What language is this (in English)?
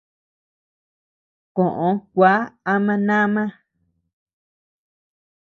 Tepeuxila Cuicatec